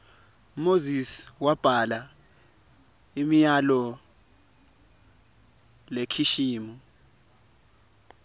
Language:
Swati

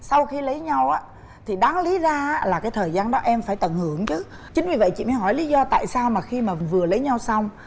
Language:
Vietnamese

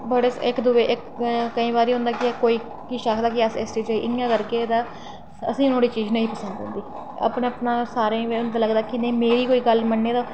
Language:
Dogri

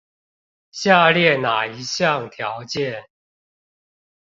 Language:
Chinese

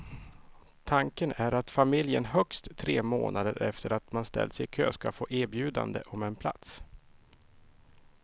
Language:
Swedish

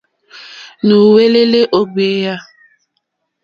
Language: Mokpwe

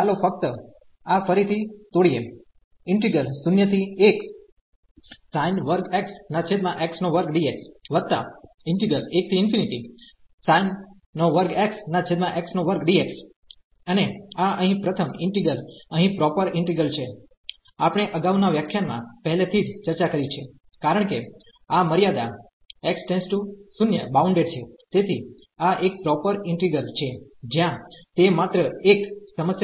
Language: Gujarati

